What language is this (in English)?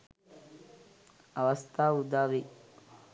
Sinhala